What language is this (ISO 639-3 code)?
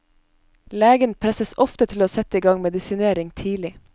nor